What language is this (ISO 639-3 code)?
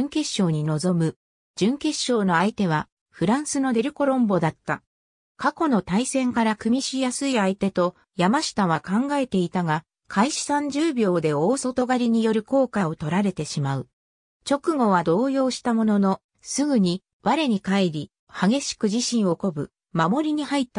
jpn